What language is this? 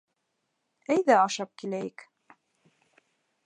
Bashkir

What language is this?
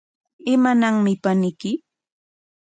Corongo Ancash Quechua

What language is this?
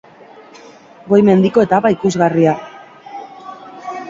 Basque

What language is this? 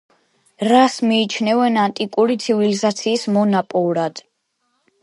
Georgian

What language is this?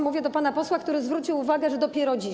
Polish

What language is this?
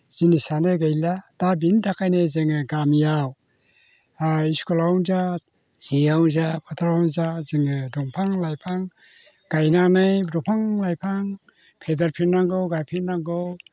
Bodo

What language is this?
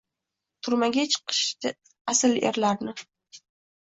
Uzbek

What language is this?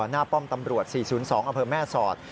Thai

